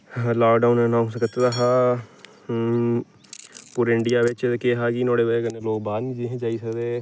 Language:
Dogri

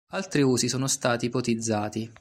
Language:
Italian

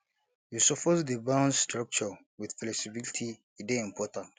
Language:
Nigerian Pidgin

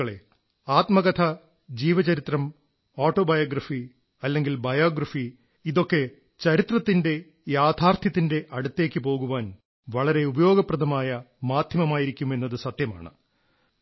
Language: Malayalam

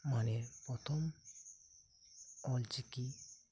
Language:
Santali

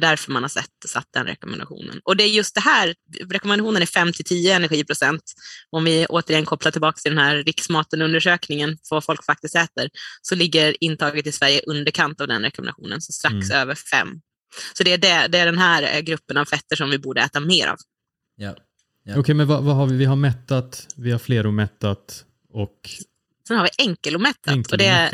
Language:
Swedish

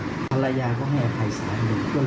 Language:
Thai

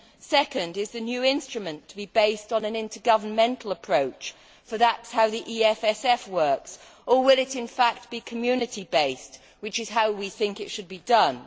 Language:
English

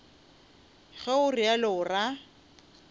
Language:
Northern Sotho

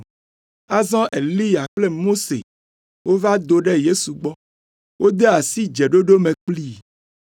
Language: Ewe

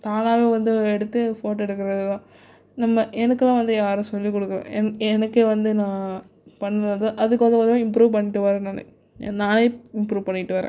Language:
Tamil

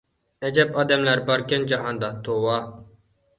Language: Uyghur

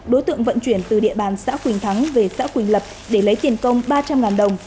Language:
Vietnamese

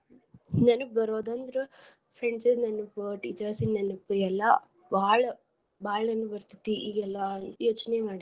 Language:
Kannada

